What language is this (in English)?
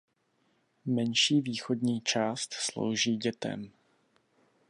Czech